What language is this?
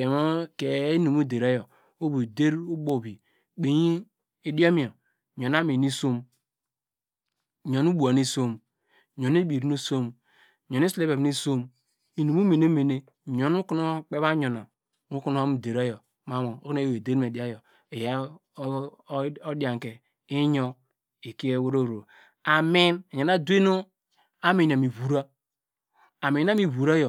Degema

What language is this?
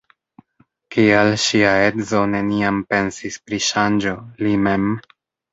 Esperanto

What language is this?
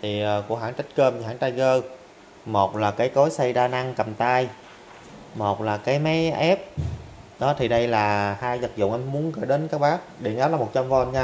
Vietnamese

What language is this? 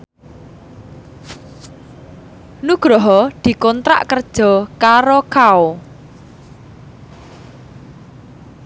Javanese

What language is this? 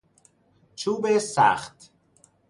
Persian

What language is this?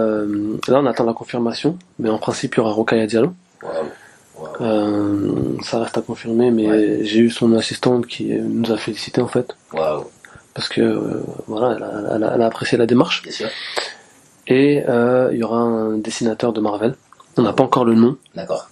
French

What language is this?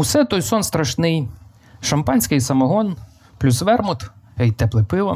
Ukrainian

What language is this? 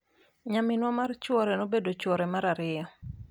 Luo (Kenya and Tanzania)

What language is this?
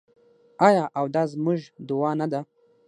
Pashto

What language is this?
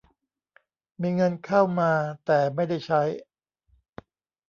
Thai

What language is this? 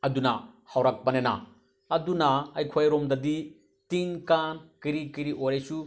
Manipuri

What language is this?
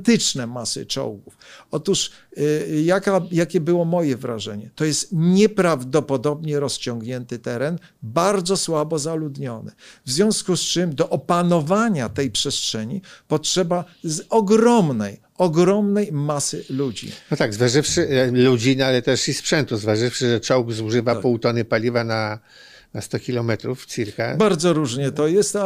Polish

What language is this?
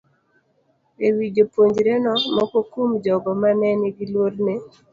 Luo (Kenya and Tanzania)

